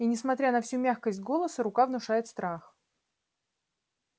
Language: Russian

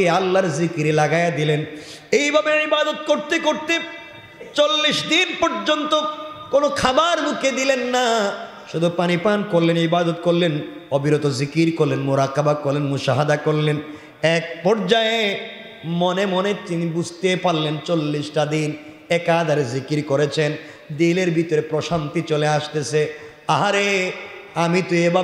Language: Arabic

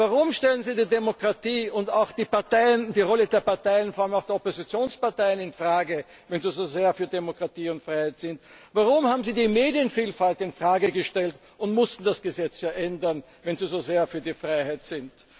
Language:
German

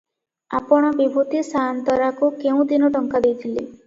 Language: Odia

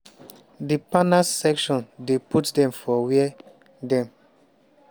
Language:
Nigerian Pidgin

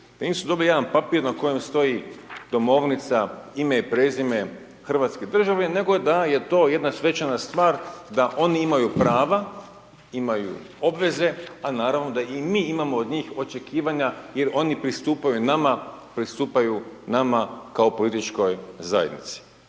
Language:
Croatian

